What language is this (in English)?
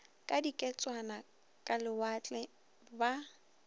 Northern Sotho